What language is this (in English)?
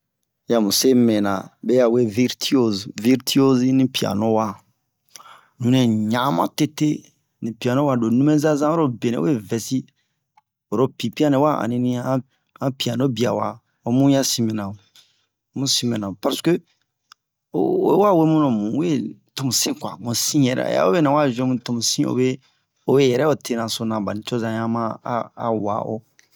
Bomu